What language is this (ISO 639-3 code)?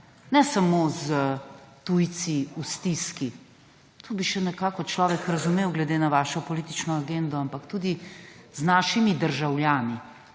slv